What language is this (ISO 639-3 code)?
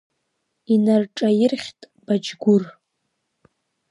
abk